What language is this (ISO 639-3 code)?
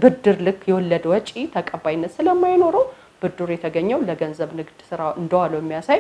ara